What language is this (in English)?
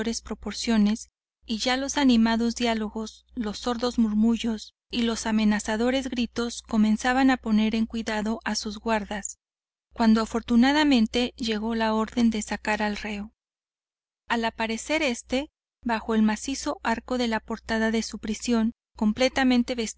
Spanish